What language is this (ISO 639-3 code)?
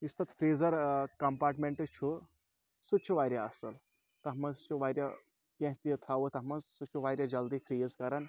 kas